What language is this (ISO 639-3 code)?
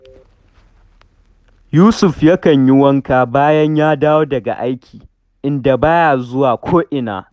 hau